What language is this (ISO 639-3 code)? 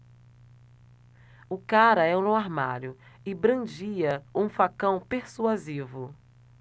por